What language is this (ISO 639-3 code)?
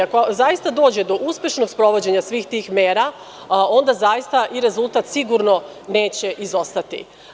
srp